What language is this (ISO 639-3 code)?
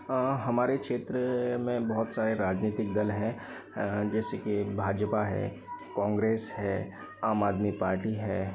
hin